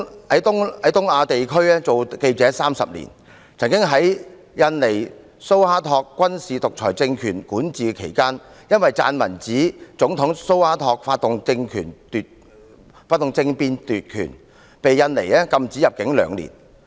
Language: Cantonese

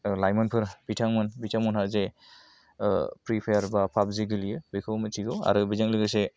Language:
Bodo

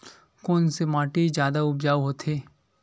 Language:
Chhattisgarhi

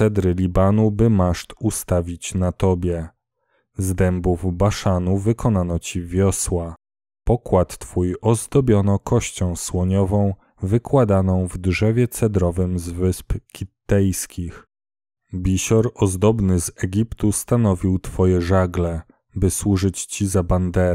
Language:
Polish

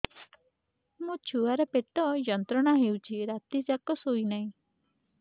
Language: Odia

